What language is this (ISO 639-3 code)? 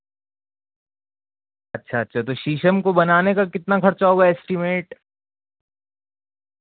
urd